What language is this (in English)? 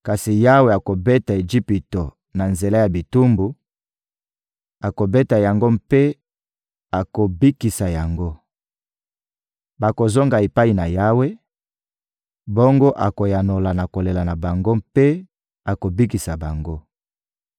Lingala